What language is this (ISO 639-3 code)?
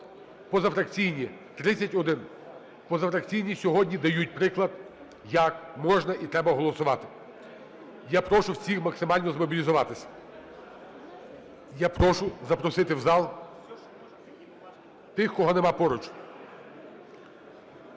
ukr